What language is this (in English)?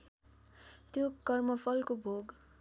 Nepali